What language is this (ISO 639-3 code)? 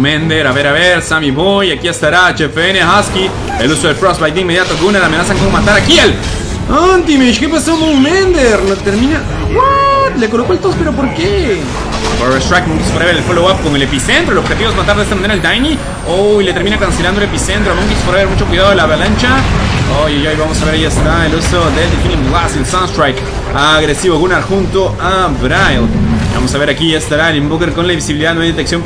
spa